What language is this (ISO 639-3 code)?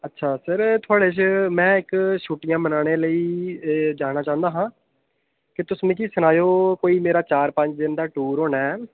doi